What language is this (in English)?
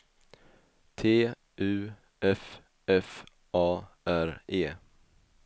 Swedish